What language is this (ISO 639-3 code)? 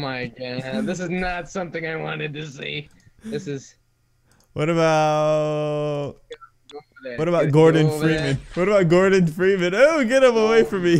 eng